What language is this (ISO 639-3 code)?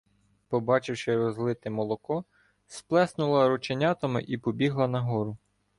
ukr